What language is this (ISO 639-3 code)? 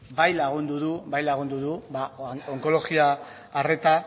eus